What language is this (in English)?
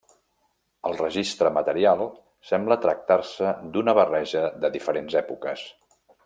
Catalan